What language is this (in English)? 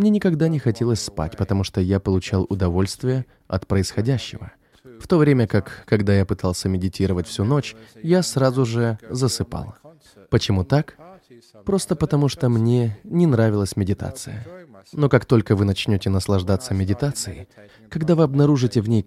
Russian